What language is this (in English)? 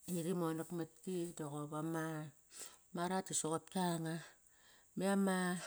Kairak